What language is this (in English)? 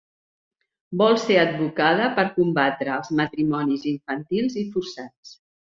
Catalan